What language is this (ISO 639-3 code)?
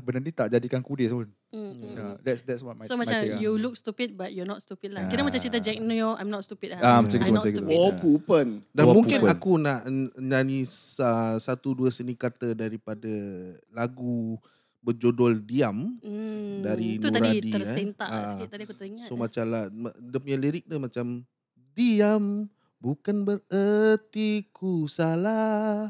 msa